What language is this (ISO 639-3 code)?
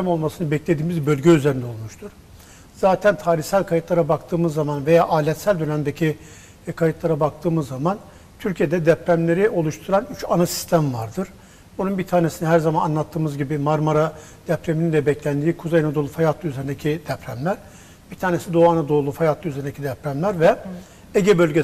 tur